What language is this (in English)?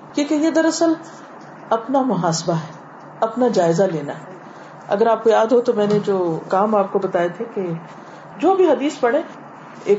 Urdu